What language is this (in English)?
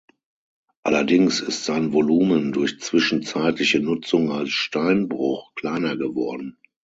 German